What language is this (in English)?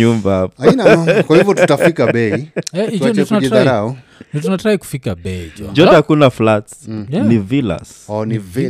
Swahili